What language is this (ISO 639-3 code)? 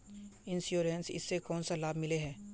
mag